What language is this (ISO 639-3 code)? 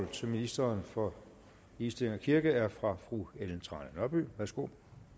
dan